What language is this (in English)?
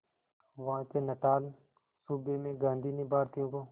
Hindi